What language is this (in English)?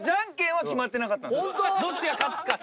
Japanese